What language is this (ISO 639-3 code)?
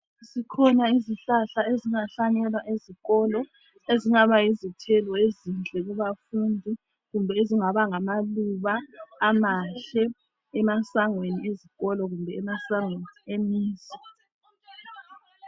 nde